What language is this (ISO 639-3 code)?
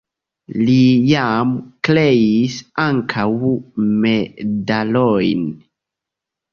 epo